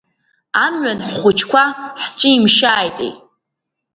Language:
Abkhazian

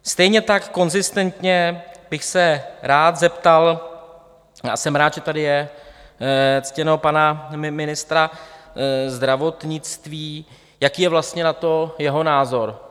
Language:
Czech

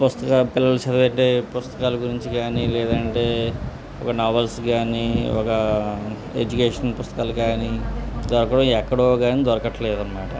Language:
Telugu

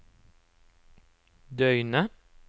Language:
Norwegian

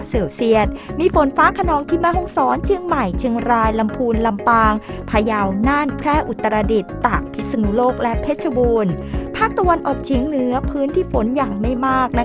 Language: Thai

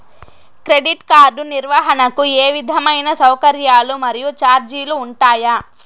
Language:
Telugu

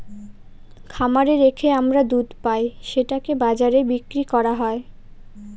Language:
Bangla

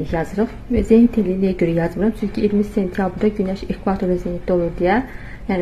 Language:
Turkish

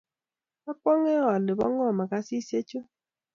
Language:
Kalenjin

